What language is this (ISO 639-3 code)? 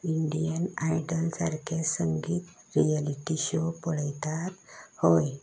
kok